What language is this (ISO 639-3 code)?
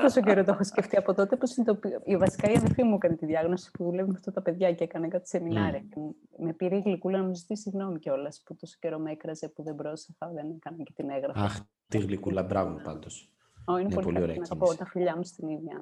ell